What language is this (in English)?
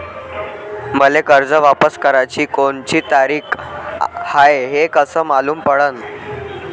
Marathi